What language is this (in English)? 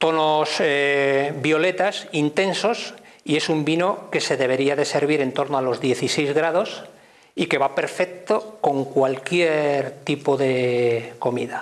Spanish